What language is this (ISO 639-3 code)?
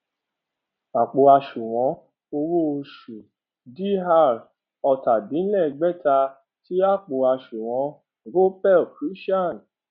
yor